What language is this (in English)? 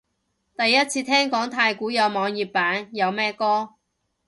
Cantonese